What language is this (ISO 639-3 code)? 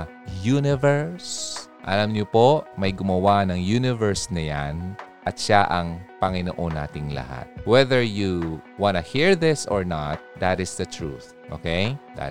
fil